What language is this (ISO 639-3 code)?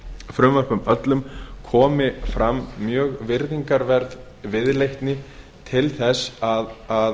isl